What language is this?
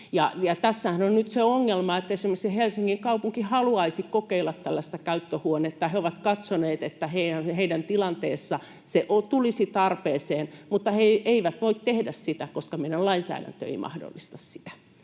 Finnish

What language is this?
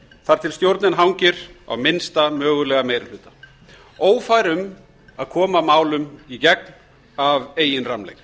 Icelandic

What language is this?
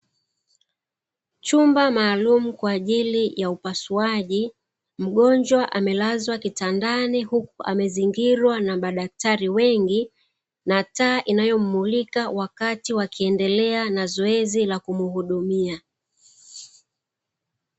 Swahili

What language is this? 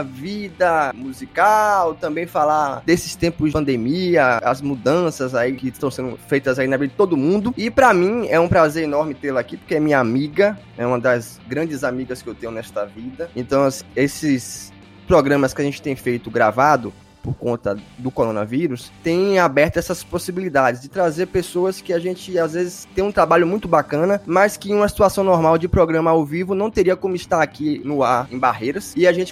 Portuguese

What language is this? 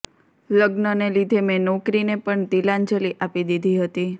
Gujarati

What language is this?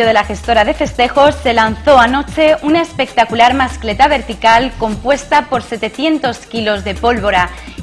Spanish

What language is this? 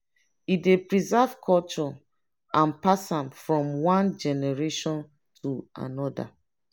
Nigerian Pidgin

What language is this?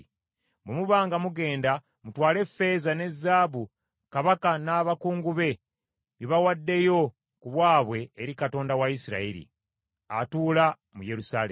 Ganda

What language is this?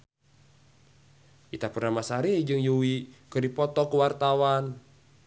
Sundanese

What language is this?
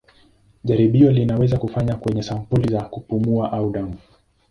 Swahili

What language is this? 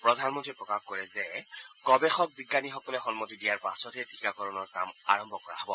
Assamese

